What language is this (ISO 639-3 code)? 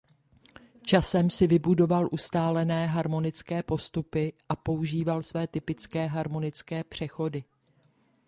ces